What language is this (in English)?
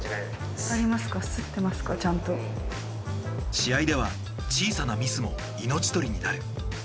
Japanese